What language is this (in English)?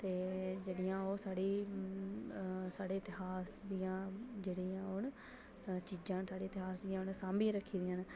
Dogri